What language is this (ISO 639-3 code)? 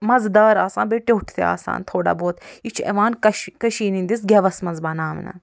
kas